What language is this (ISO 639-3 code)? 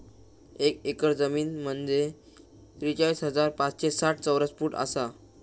mar